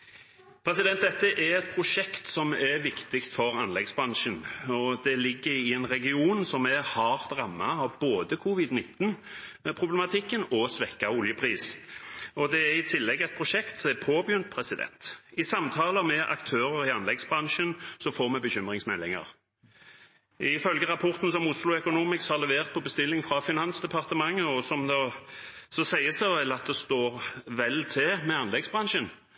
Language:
Norwegian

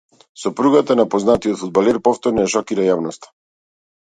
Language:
Macedonian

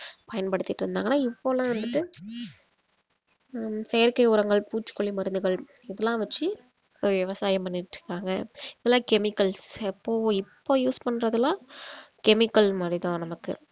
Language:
Tamil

